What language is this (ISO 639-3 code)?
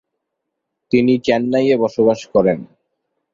ben